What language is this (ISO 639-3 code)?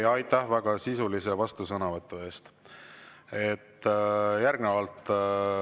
est